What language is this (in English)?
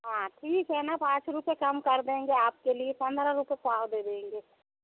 Hindi